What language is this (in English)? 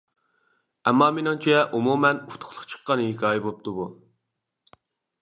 Uyghur